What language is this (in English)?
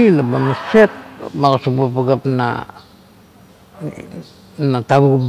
Kuot